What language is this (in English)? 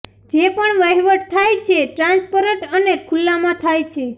Gujarati